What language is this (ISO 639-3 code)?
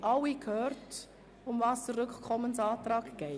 gsw